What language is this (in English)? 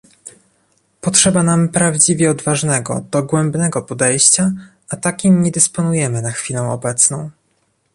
Polish